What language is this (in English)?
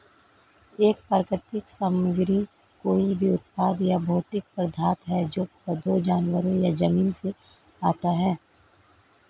Hindi